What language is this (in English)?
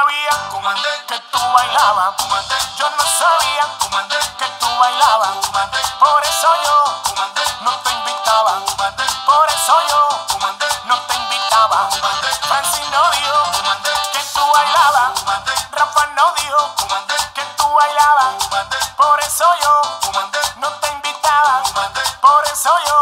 Spanish